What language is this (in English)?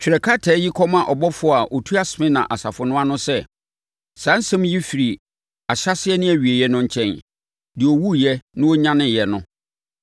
Akan